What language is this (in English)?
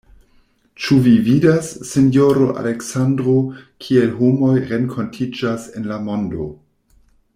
Esperanto